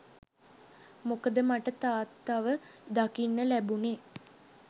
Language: Sinhala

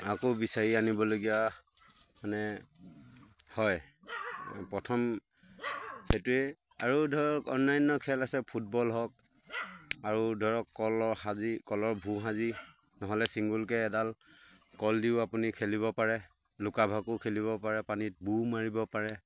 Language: Assamese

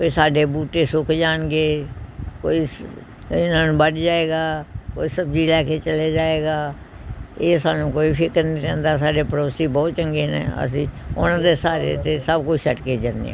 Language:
Punjabi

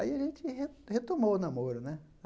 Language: Portuguese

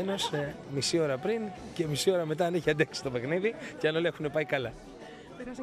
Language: Greek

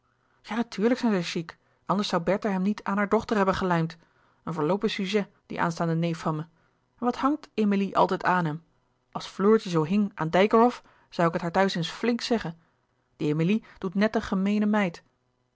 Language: Dutch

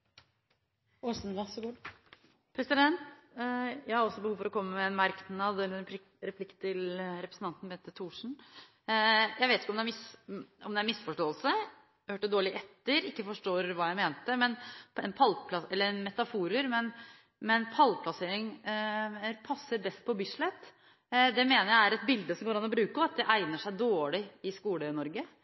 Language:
Norwegian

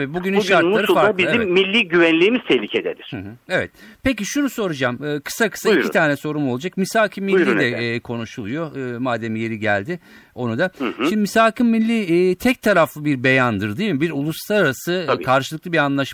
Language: Turkish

